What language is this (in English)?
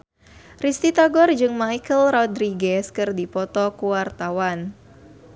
Sundanese